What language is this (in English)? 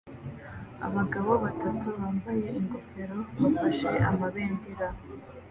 Kinyarwanda